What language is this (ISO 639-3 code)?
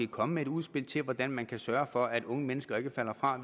dan